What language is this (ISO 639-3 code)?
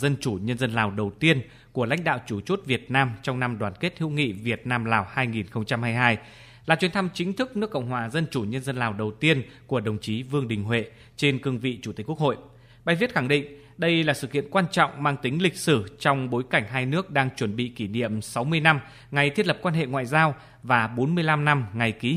vie